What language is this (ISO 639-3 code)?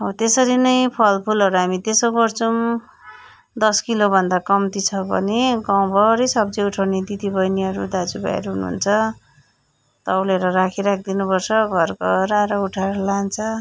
nep